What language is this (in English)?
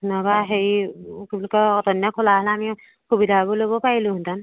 Assamese